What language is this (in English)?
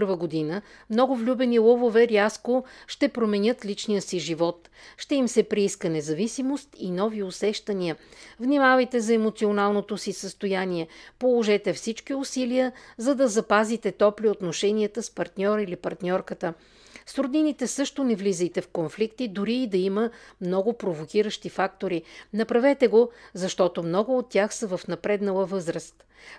Bulgarian